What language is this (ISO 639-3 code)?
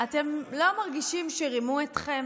heb